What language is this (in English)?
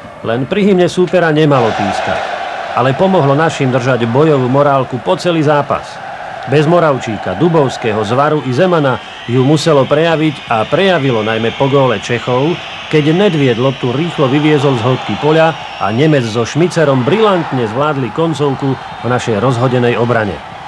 Slovak